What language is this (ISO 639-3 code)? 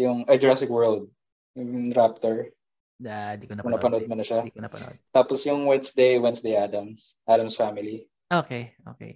fil